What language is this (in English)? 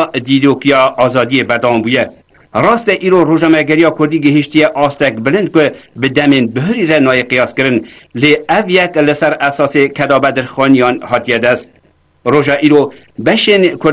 Persian